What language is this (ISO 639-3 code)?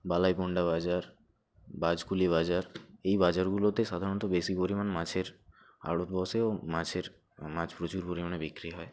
ben